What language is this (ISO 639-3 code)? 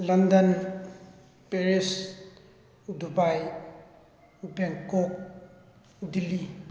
mni